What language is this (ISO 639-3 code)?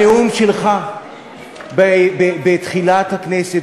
heb